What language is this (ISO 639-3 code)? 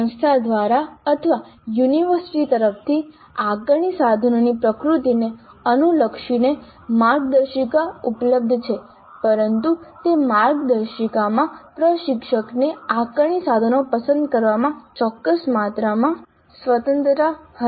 guj